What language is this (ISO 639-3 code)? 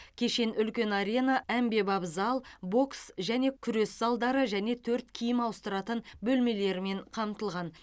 kaz